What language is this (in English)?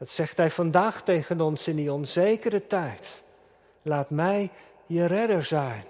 Dutch